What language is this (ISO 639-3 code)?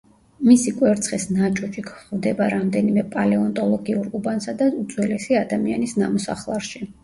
kat